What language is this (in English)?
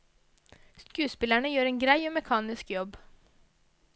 Norwegian